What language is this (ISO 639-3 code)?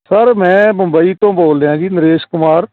pan